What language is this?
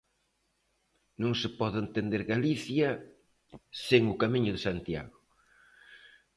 Galician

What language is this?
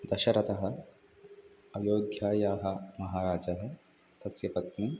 Sanskrit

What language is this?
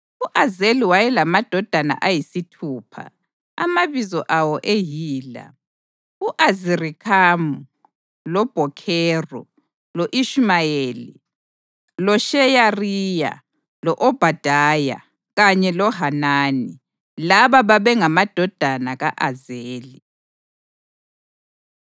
North Ndebele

